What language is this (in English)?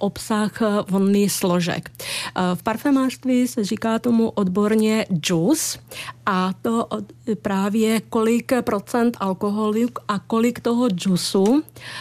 Czech